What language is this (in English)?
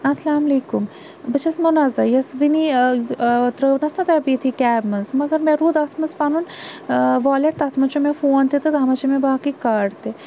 Kashmiri